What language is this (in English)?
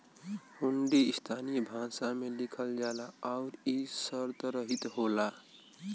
Bhojpuri